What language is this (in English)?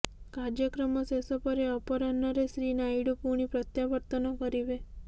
Odia